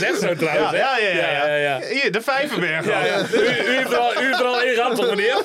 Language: Dutch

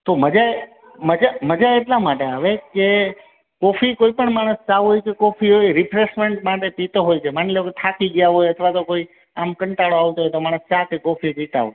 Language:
Gujarati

